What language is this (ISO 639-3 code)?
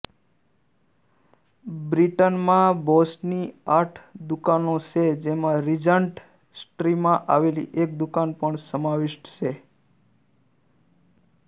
guj